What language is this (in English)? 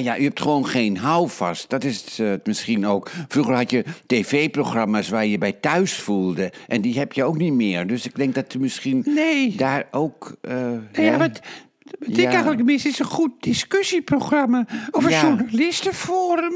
Dutch